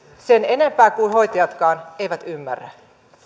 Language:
Finnish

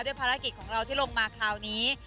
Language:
Thai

